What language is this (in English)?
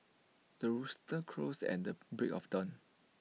English